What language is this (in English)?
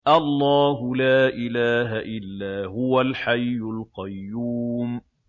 Arabic